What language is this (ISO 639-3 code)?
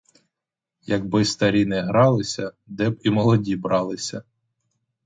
ukr